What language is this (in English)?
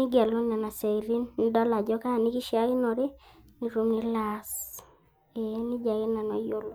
Masai